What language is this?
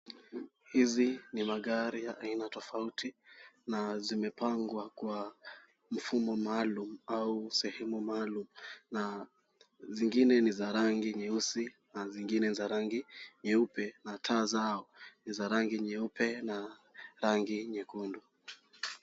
Swahili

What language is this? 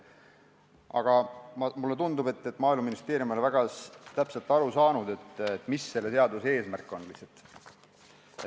Estonian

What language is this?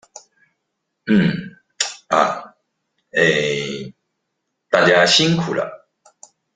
Chinese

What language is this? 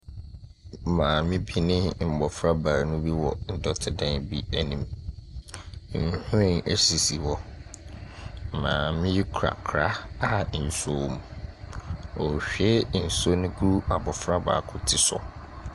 Akan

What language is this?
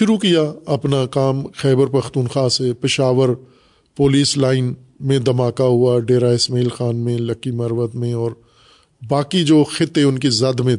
Urdu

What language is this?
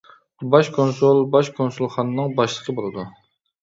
Uyghur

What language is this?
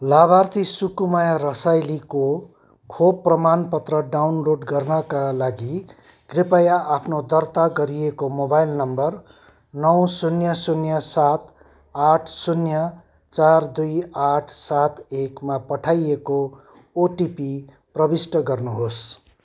Nepali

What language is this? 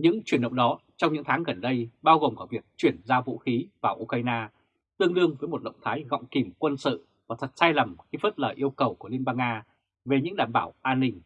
Vietnamese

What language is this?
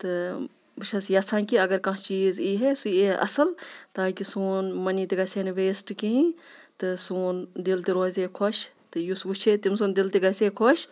Kashmiri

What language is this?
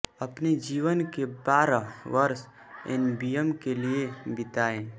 Hindi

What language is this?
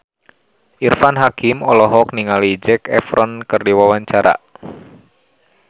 Sundanese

